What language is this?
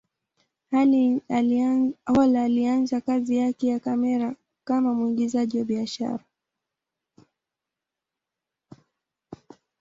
Swahili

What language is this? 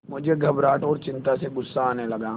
Hindi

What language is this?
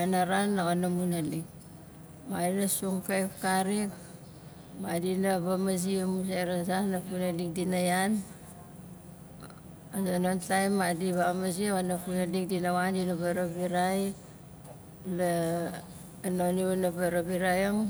Nalik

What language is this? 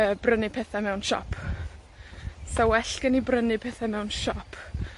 Welsh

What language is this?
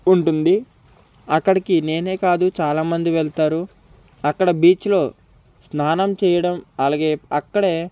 Telugu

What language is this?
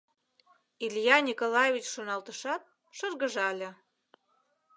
Mari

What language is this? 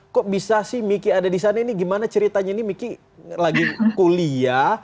Indonesian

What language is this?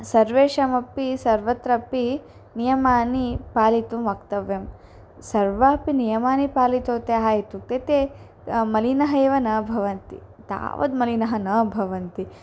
Sanskrit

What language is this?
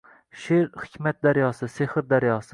Uzbek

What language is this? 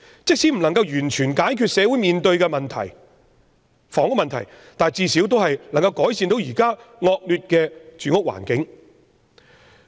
Cantonese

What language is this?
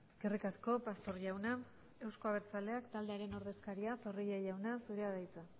Basque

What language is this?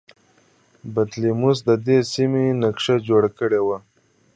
Pashto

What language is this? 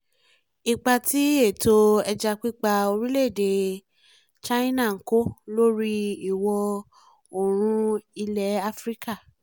Yoruba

